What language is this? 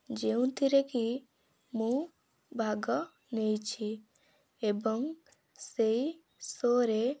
Odia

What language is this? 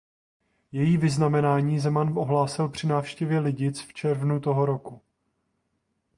Czech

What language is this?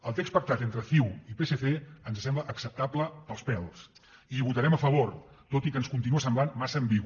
Catalan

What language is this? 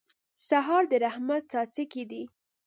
Pashto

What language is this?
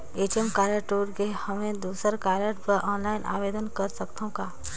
Chhattisgarhi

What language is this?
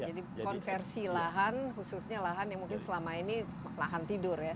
Indonesian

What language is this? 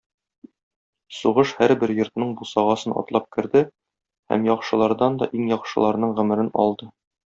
Tatar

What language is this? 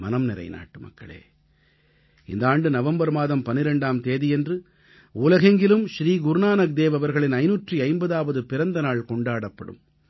Tamil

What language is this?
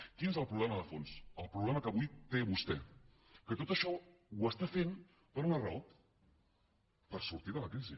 Catalan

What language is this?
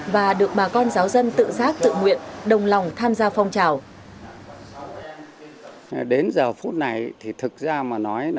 Vietnamese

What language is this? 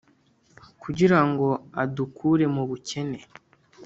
Kinyarwanda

